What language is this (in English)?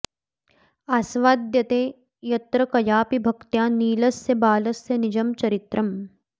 Sanskrit